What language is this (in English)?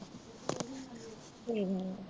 Punjabi